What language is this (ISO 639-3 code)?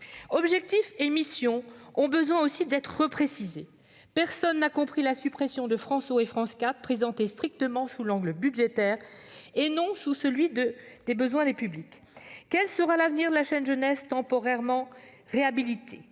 fra